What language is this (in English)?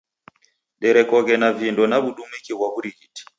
Taita